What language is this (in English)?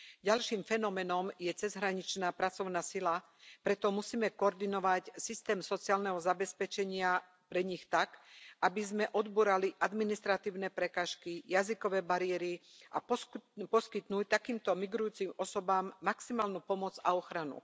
Slovak